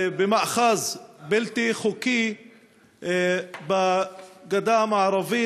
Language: Hebrew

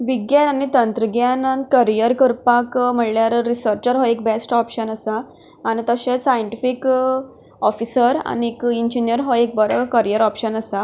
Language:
Konkani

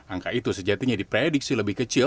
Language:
Indonesian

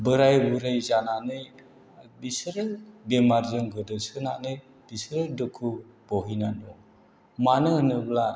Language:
Bodo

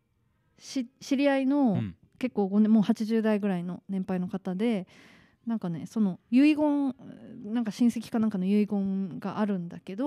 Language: Japanese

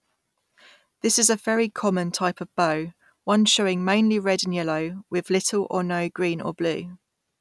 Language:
English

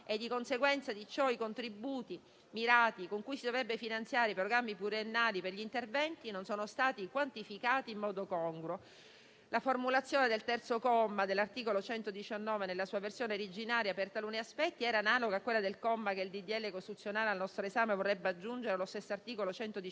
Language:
Italian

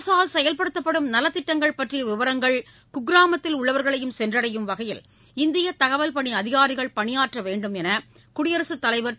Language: Tamil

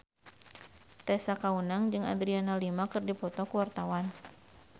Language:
Sundanese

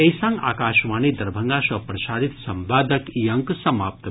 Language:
Maithili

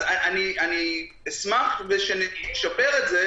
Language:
Hebrew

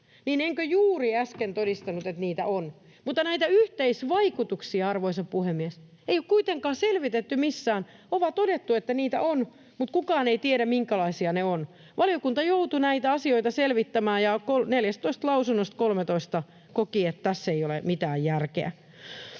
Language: Finnish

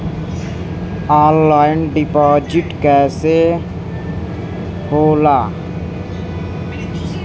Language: Bhojpuri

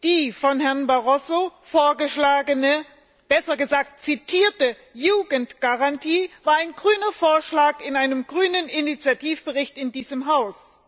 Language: German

